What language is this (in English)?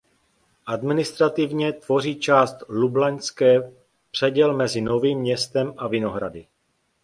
Czech